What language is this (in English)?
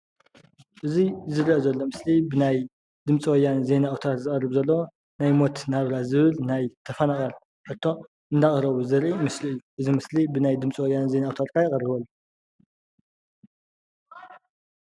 Tigrinya